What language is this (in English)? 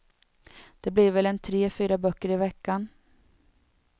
Swedish